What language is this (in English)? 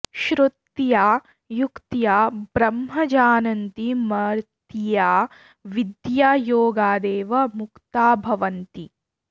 Sanskrit